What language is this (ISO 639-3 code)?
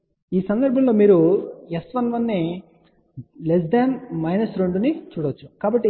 tel